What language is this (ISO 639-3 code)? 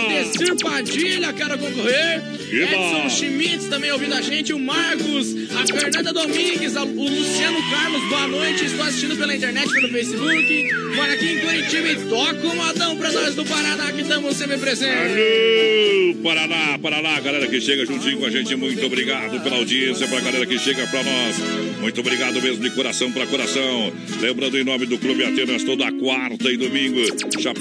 por